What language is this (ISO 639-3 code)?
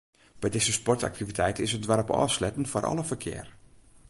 fry